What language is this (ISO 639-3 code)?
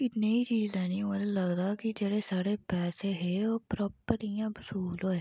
doi